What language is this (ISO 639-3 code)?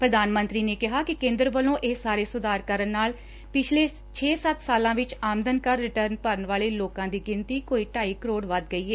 pan